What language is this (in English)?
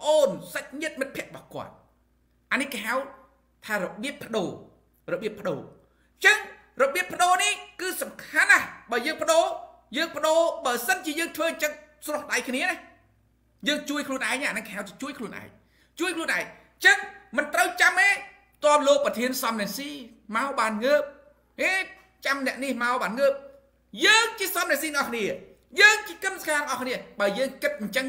Thai